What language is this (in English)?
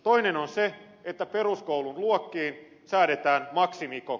Finnish